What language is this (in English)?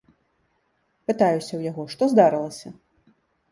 Belarusian